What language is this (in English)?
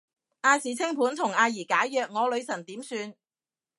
Cantonese